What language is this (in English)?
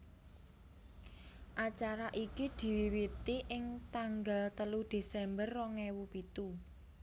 Javanese